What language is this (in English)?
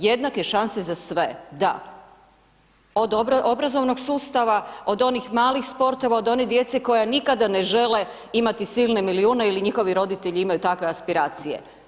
Croatian